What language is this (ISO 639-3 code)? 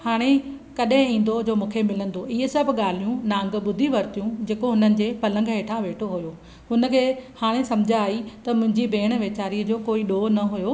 snd